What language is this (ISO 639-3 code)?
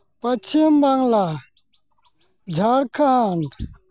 sat